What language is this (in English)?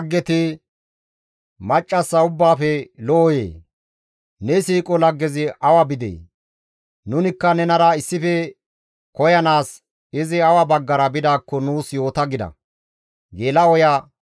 Gamo